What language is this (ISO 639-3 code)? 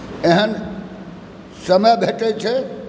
mai